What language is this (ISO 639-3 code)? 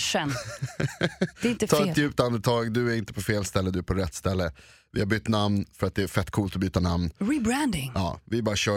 swe